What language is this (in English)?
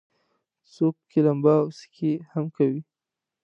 Pashto